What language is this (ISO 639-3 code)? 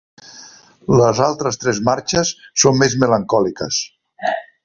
cat